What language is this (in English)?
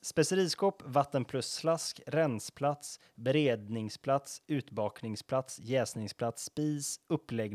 Swedish